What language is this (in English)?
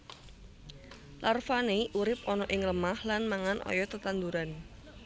Javanese